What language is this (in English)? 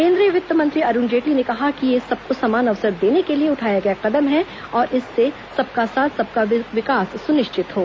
Hindi